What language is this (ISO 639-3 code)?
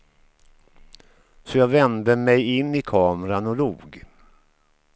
swe